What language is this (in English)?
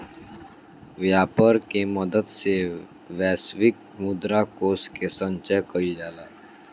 Bhojpuri